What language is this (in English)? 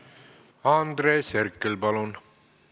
Estonian